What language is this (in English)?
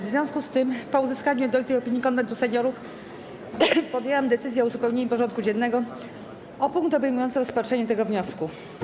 Polish